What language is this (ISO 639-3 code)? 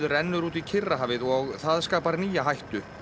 isl